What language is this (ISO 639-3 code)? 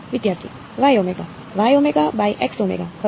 guj